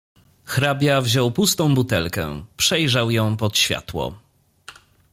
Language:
Polish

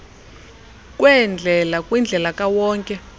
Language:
Xhosa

